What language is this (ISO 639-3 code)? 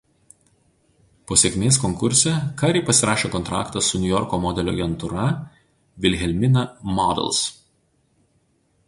lit